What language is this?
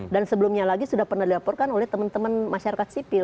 Indonesian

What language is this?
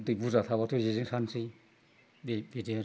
Bodo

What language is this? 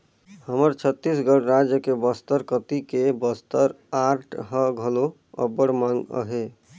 Chhattisgarhi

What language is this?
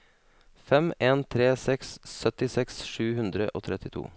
Norwegian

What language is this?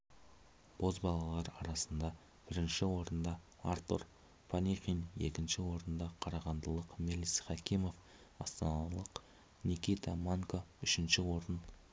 Kazakh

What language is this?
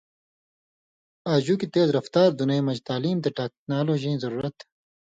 Indus Kohistani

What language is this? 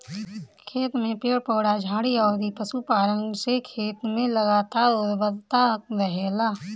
Bhojpuri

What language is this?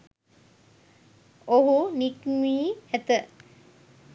Sinhala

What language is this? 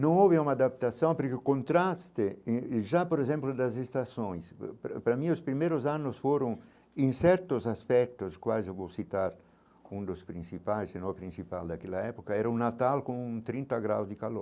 Portuguese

